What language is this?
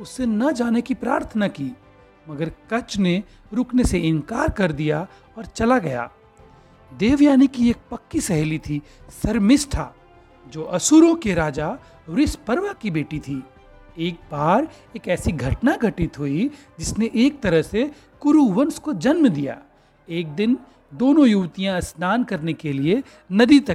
Hindi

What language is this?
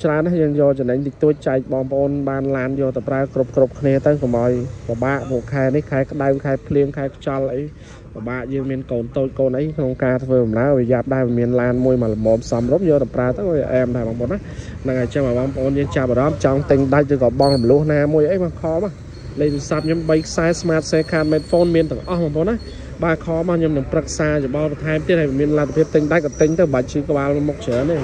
Vietnamese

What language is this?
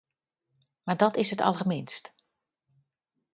Dutch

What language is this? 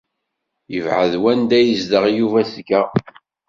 Kabyle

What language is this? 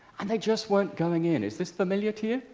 English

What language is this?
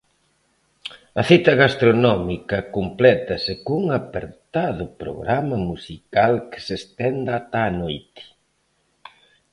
Galician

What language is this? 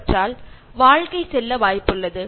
Malayalam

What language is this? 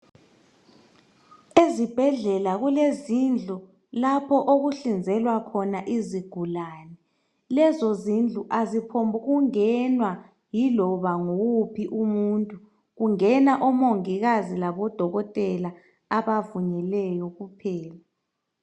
North Ndebele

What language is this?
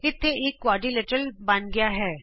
Punjabi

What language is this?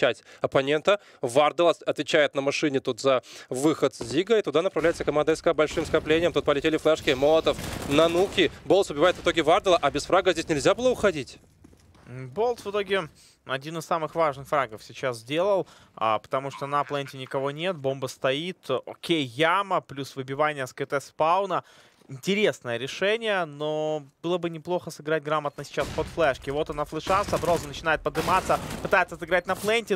Russian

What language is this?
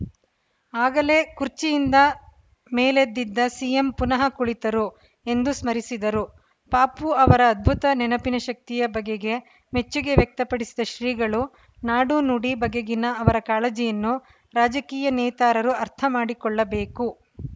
Kannada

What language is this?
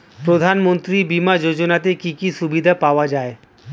Bangla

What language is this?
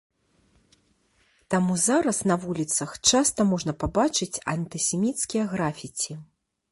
Belarusian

